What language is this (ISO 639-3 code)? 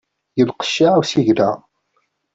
kab